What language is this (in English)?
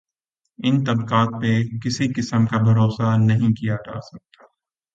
Urdu